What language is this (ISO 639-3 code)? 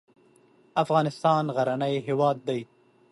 pus